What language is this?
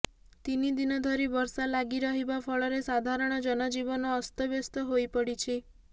Odia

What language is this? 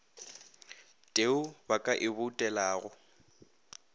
Northern Sotho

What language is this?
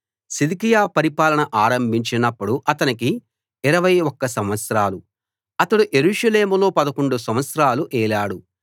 Telugu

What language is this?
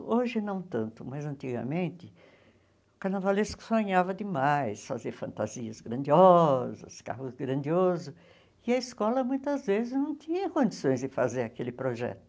Portuguese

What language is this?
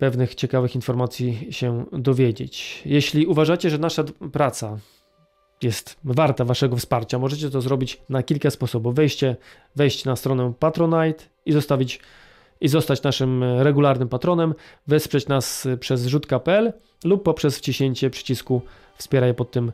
Polish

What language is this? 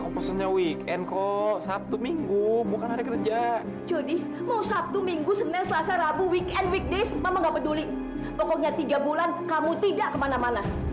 Indonesian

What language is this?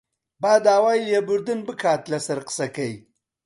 Central Kurdish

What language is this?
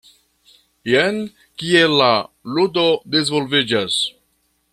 Esperanto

